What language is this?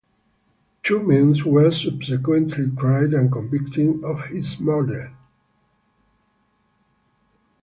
English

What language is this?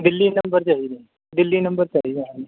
Punjabi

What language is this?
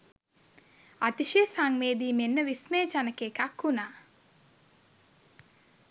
Sinhala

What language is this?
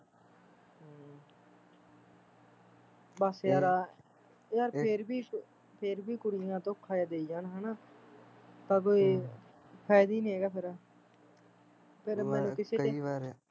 Punjabi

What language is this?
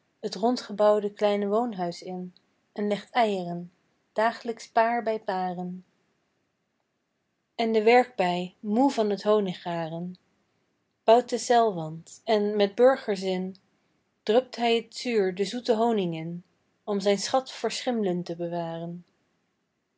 Dutch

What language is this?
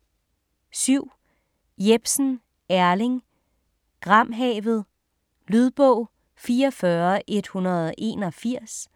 Danish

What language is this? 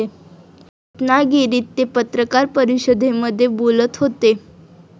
Marathi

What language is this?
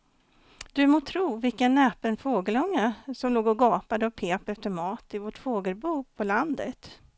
Swedish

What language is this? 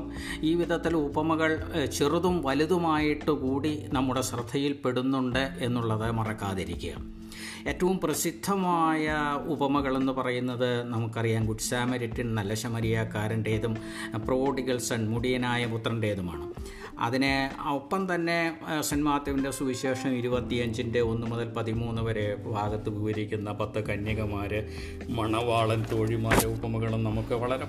Malayalam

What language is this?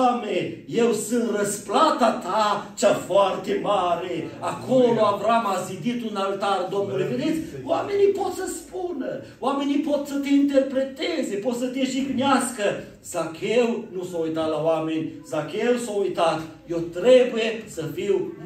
Romanian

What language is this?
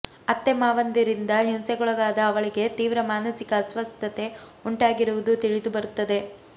Kannada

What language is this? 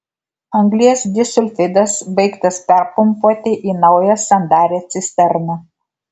Lithuanian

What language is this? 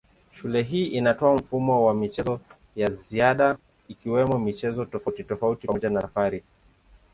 Swahili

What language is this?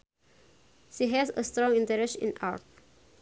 Sundanese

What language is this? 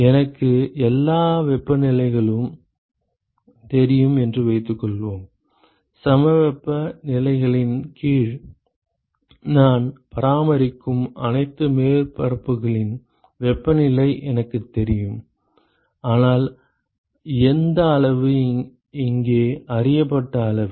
Tamil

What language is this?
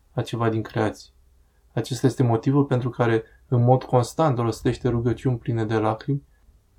Romanian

